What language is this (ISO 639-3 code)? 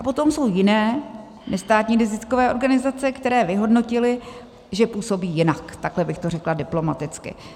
ces